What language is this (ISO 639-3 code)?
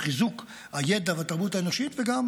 heb